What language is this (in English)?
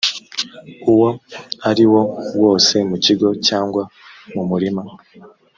Kinyarwanda